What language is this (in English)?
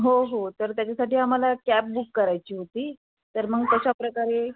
Marathi